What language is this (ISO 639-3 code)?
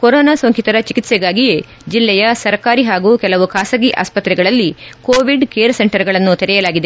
kan